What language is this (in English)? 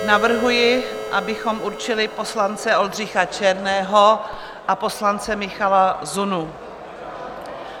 Czech